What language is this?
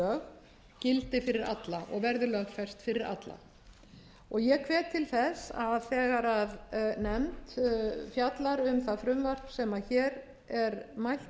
Icelandic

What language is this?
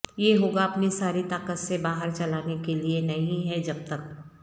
Urdu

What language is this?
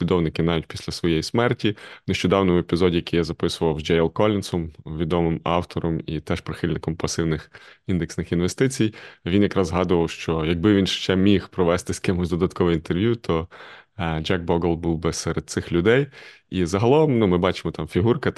Ukrainian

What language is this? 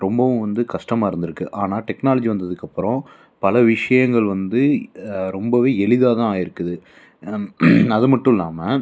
Tamil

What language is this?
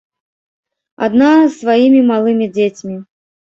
Belarusian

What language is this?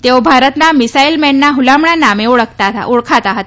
Gujarati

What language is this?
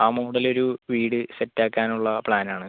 Malayalam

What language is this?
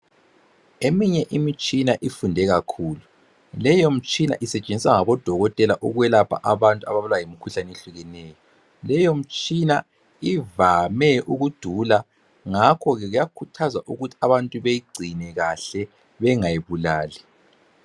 North Ndebele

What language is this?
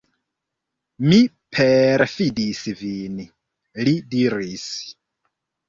Esperanto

